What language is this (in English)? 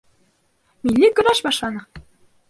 Bashkir